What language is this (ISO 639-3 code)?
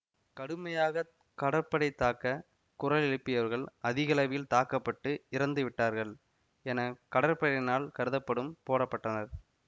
tam